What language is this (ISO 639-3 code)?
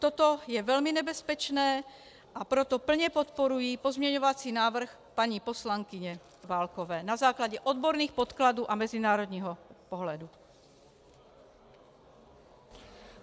ces